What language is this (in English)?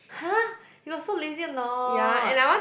English